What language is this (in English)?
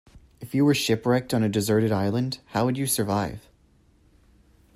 English